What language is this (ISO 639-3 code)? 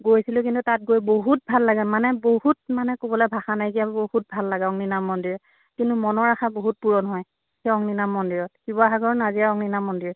asm